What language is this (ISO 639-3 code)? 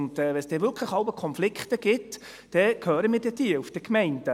gsw